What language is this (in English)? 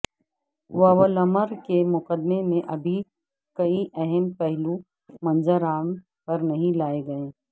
Urdu